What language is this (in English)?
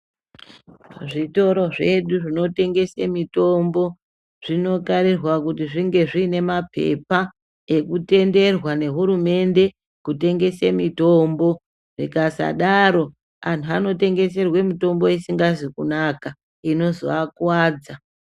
Ndau